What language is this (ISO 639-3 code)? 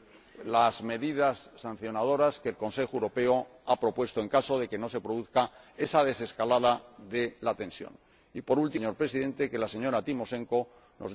spa